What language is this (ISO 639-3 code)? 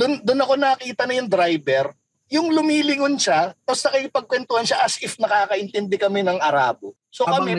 fil